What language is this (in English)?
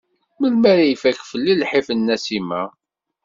Kabyle